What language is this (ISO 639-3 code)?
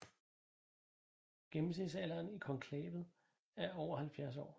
dan